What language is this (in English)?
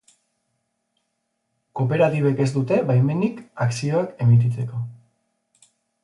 Basque